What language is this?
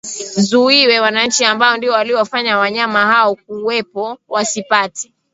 Swahili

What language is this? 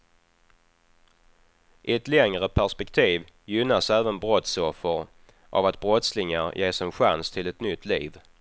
Swedish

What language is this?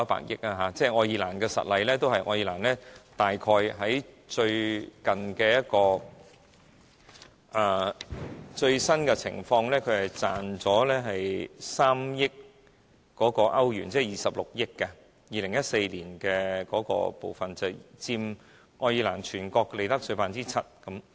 Cantonese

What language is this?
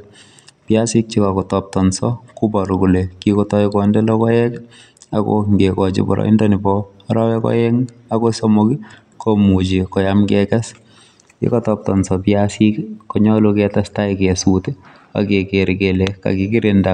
Kalenjin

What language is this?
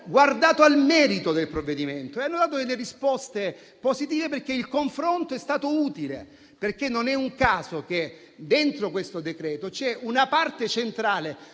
Italian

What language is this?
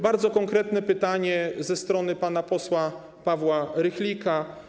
Polish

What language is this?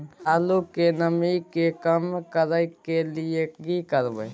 Maithili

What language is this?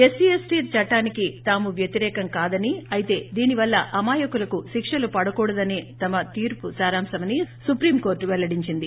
Telugu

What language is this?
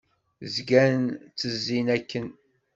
Kabyle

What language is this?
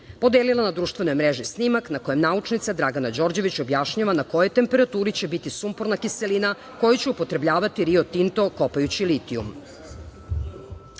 Serbian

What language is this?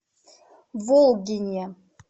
Russian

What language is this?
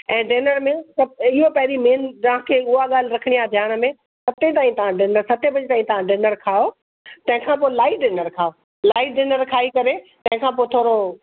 Sindhi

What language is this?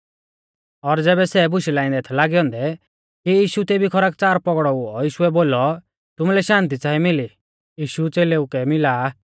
Mahasu Pahari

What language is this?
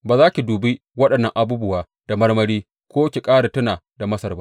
Hausa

